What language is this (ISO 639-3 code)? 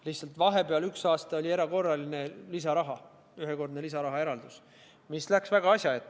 est